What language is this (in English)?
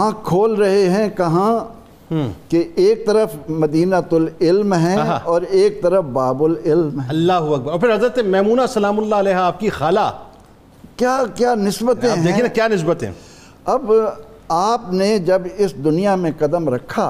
Urdu